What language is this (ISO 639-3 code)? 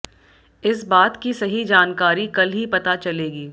hin